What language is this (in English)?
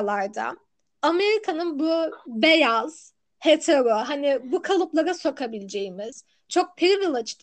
Turkish